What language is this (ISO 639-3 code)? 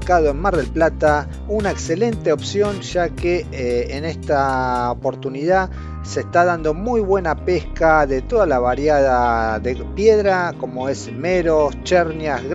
spa